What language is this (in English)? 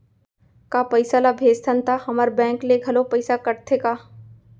Chhattisgarhi